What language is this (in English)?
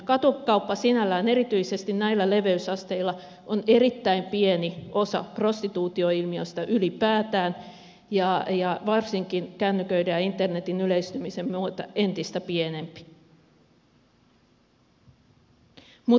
Finnish